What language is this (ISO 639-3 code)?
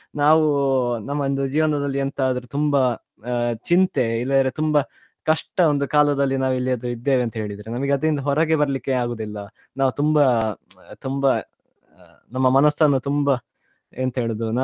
kan